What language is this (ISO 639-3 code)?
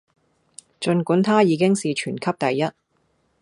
yue